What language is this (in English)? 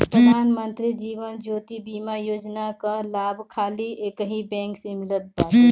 Bhojpuri